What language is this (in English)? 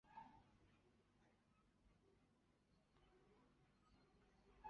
Chinese